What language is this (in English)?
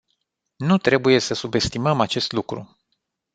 Romanian